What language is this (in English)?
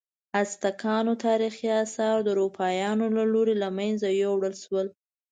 Pashto